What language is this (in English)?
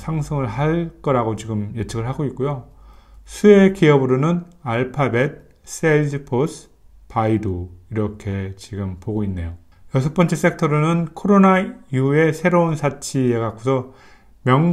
Korean